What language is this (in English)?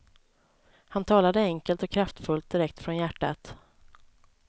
Swedish